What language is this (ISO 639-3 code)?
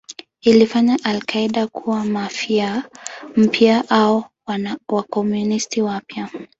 swa